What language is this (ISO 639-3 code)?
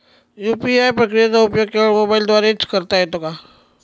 mar